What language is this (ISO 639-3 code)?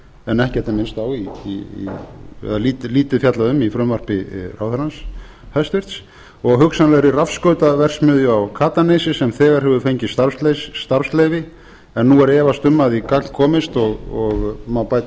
isl